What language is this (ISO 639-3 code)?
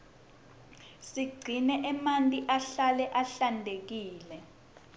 ssw